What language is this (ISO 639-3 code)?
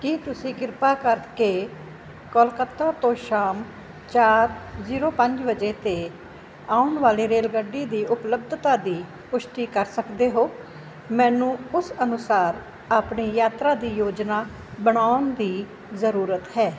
pan